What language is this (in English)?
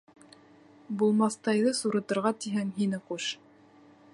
Bashkir